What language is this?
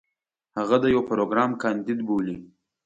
Pashto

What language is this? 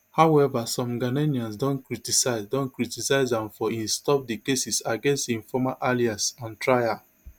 Nigerian Pidgin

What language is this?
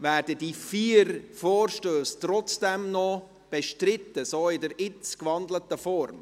Swiss German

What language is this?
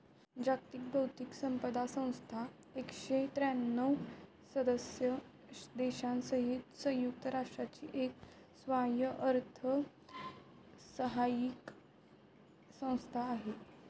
Marathi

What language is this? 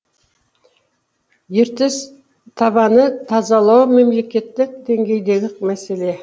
Kazakh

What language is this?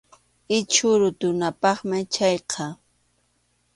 Arequipa-La Unión Quechua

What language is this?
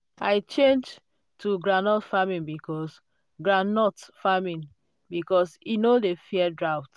Nigerian Pidgin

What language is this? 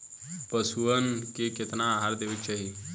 Bhojpuri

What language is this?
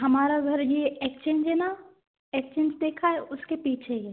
Hindi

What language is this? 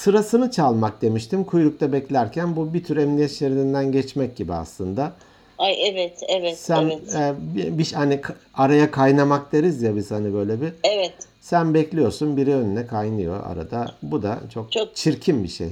Turkish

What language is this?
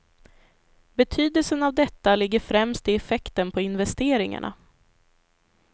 Swedish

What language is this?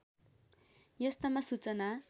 Nepali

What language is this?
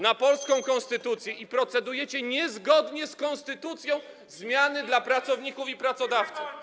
Polish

